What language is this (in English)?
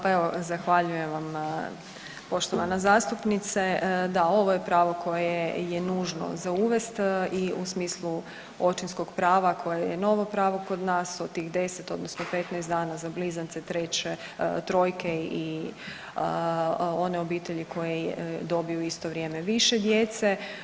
Croatian